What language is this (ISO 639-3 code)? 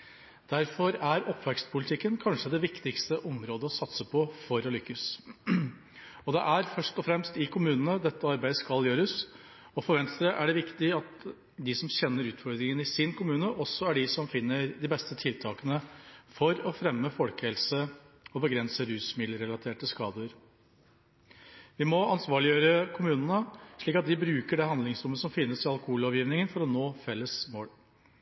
nob